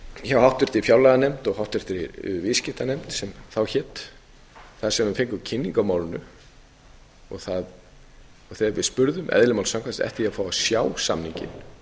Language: Icelandic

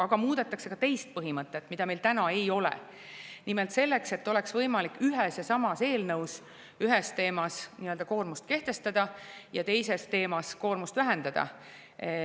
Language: Estonian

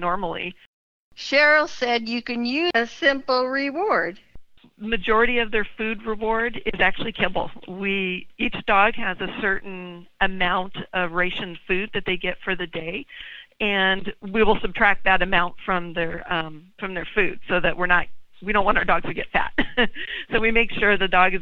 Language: English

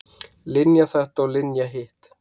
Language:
Icelandic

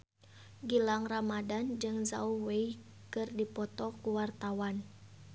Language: Sundanese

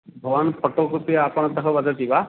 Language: Sanskrit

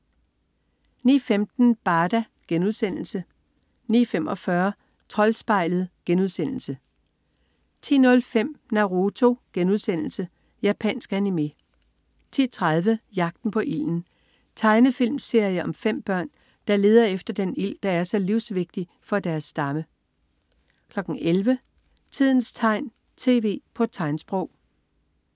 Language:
Danish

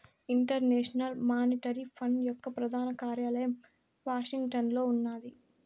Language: Telugu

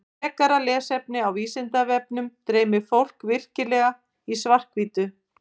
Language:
Icelandic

